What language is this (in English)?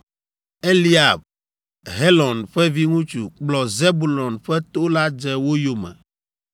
Ewe